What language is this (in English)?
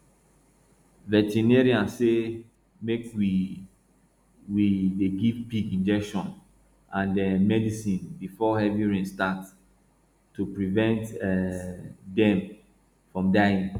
Nigerian Pidgin